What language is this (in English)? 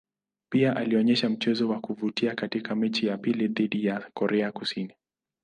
Swahili